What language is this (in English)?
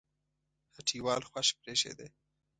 Pashto